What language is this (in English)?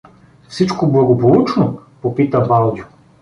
Bulgarian